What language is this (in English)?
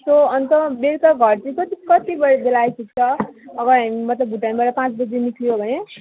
Nepali